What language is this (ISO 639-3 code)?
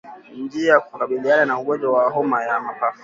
swa